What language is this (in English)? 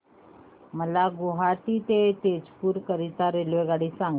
Marathi